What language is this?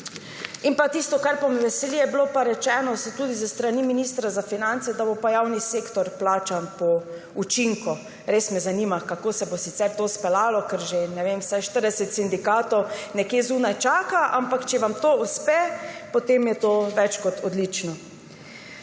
Slovenian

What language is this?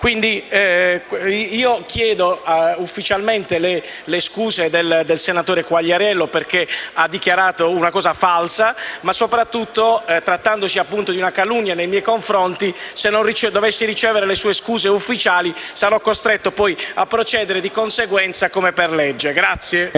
Italian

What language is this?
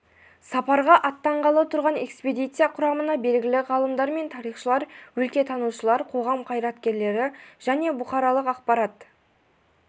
Kazakh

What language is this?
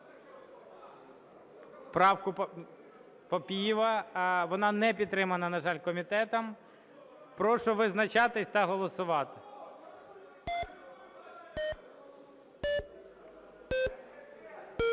Ukrainian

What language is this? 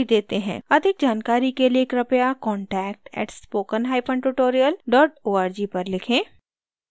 Hindi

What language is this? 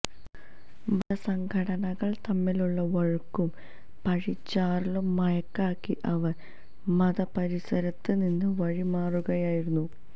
Malayalam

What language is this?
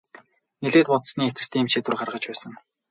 Mongolian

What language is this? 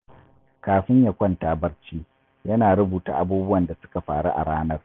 Hausa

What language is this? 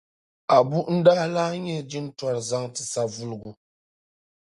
Dagbani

